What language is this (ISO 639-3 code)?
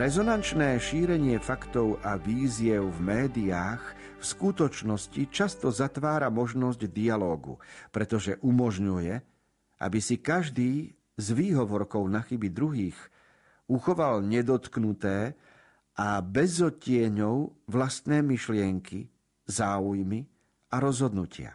slk